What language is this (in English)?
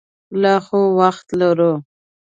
Pashto